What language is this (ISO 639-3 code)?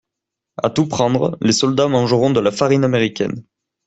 fra